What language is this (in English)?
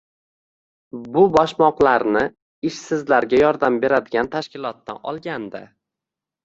Uzbek